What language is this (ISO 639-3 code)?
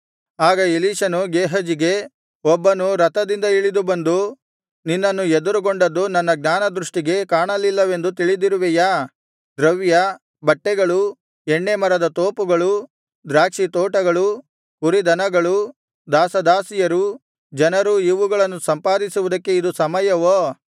kan